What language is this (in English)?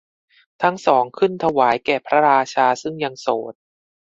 Thai